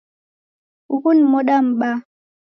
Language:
Taita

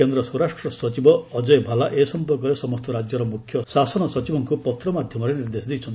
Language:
Odia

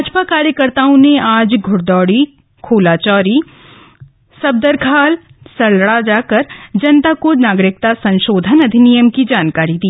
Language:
Hindi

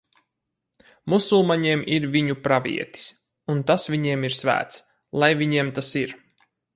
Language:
Latvian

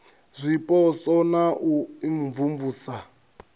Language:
Venda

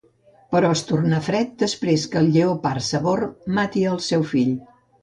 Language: Catalan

